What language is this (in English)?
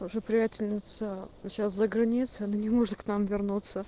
Russian